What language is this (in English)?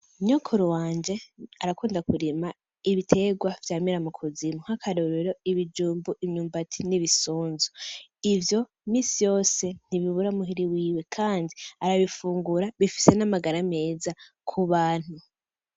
Rundi